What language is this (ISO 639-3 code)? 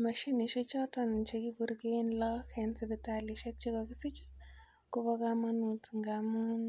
kln